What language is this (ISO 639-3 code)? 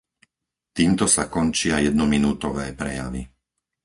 slk